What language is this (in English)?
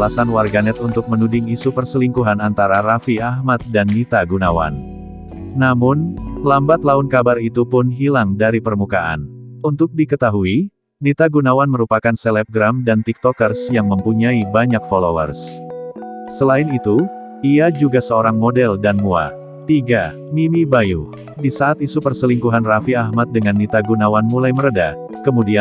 Indonesian